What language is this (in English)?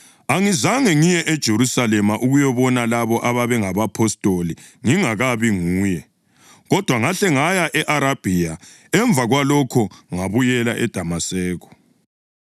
North Ndebele